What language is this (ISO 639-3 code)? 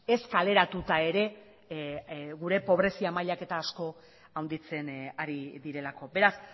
eus